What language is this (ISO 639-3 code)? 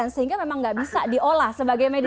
ind